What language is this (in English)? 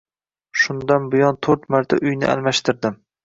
Uzbek